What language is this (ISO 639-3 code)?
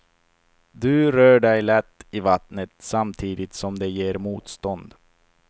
swe